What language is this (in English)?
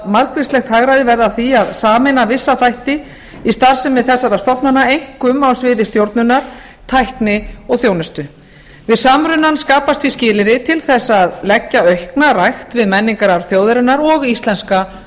Icelandic